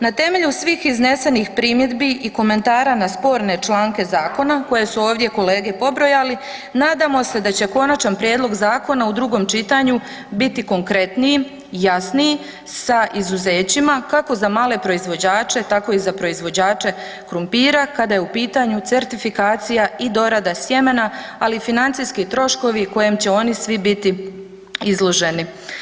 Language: Croatian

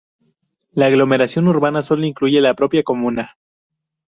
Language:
Spanish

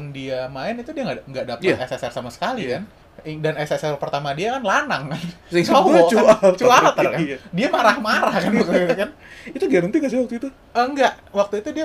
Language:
Indonesian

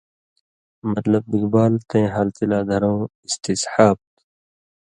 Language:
Indus Kohistani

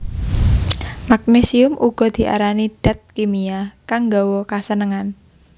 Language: Javanese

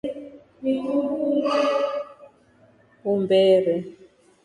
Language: Rombo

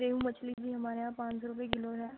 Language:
Urdu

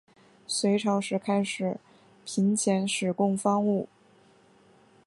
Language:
Chinese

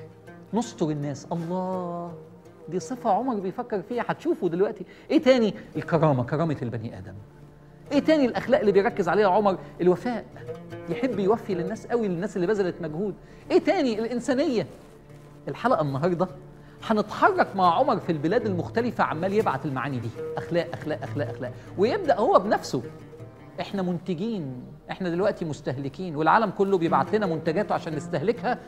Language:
Arabic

